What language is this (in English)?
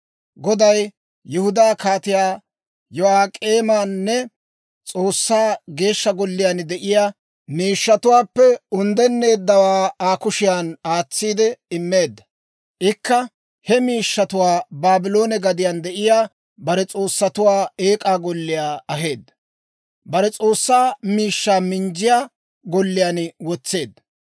Dawro